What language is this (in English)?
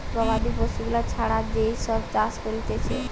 Bangla